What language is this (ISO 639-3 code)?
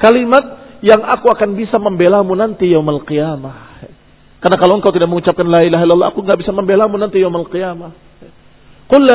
ind